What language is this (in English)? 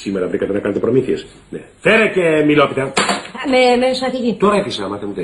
Greek